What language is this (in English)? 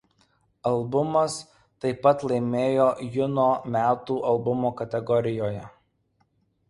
Lithuanian